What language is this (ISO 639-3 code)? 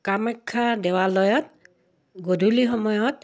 asm